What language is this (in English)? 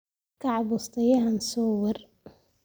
Somali